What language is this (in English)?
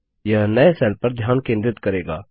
Hindi